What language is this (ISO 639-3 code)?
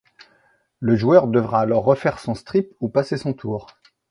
fra